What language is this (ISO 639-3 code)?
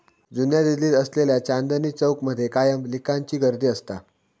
mar